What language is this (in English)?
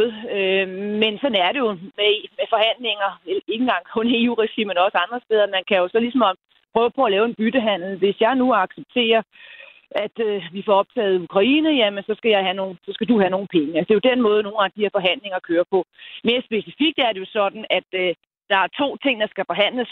Danish